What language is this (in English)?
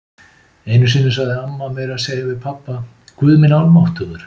Icelandic